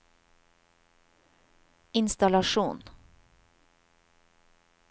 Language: Norwegian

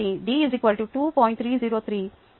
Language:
Telugu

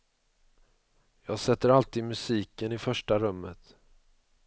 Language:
Swedish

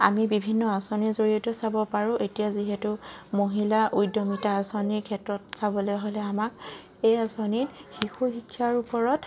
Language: Assamese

